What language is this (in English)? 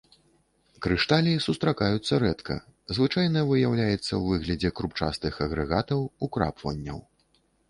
Belarusian